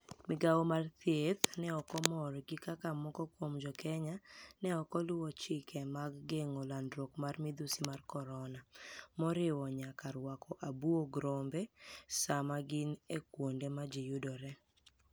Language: Luo (Kenya and Tanzania)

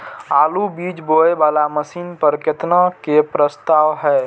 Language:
Maithili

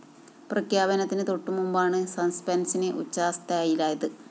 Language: Malayalam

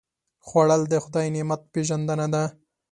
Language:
Pashto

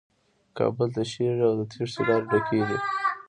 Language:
Pashto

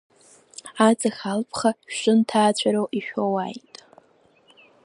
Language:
Abkhazian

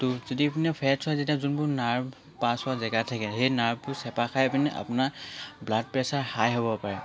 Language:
Assamese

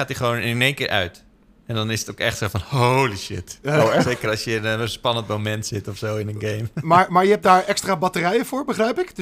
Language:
Dutch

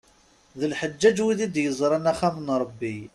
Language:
Kabyle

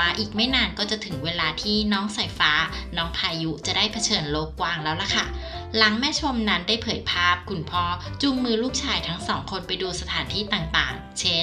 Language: Thai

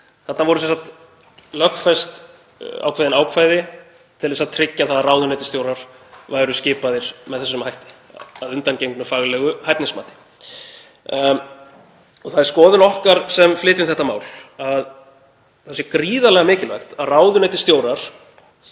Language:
Icelandic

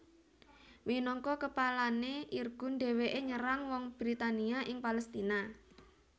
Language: Javanese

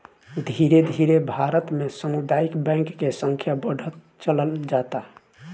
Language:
Bhojpuri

